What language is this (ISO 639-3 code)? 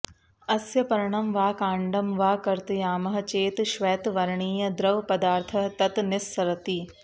san